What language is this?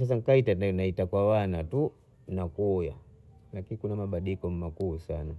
Bondei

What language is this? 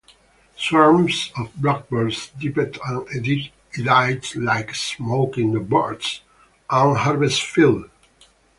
English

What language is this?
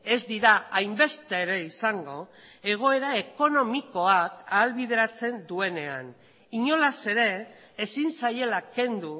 Basque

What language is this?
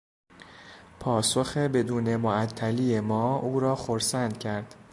Persian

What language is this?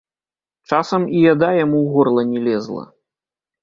Belarusian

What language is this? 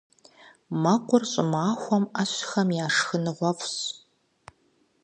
Kabardian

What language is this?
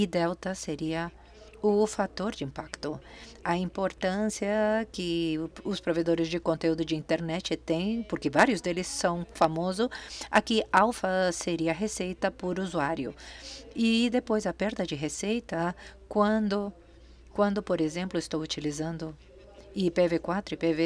Portuguese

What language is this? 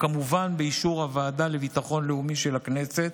Hebrew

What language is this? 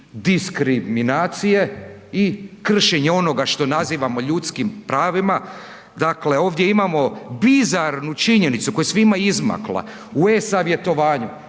Croatian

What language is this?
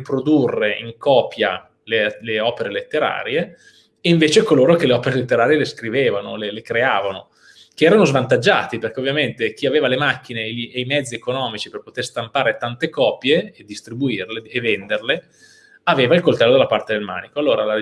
Italian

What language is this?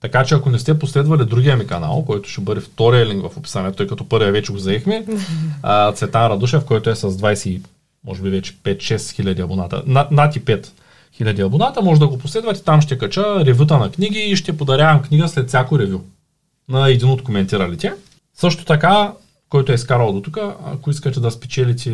Bulgarian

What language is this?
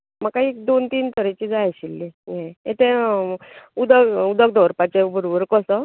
Konkani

